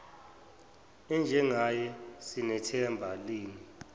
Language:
Zulu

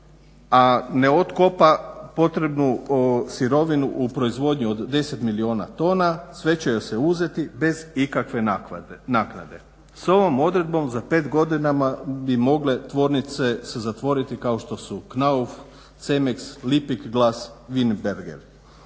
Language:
Croatian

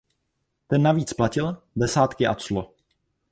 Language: Czech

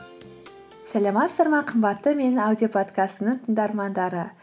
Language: Kazakh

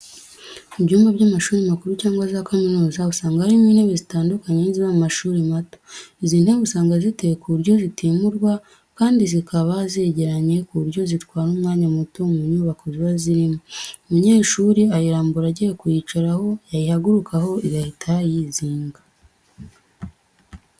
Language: Kinyarwanda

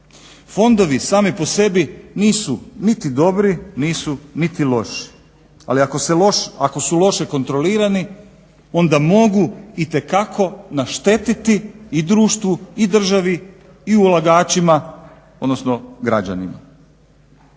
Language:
Croatian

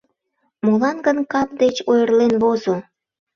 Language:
Mari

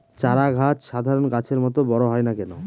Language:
Bangla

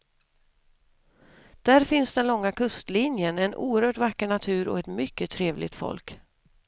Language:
Swedish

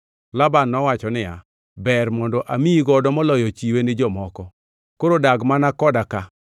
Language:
Luo (Kenya and Tanzania)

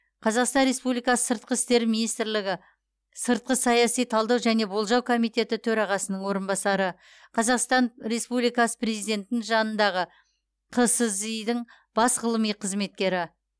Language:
Kazakh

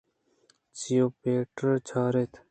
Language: Eastern Balochi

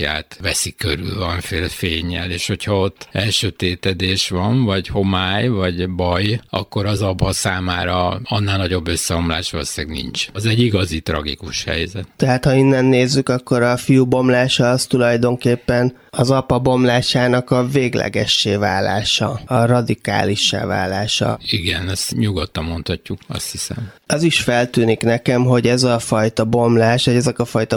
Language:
Hungarian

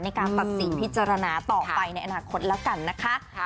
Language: Thai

